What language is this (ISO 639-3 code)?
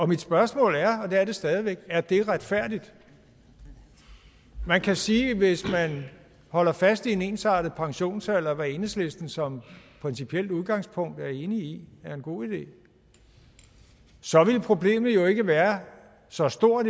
dan